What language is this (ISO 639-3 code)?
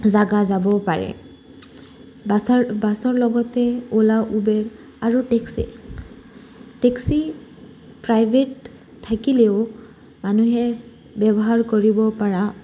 asm